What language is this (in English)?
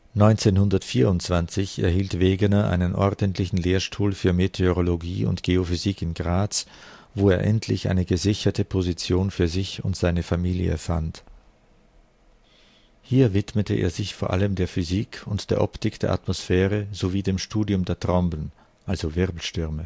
German